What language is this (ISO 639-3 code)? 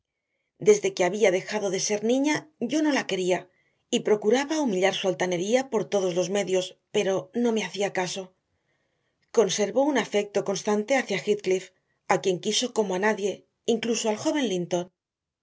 spa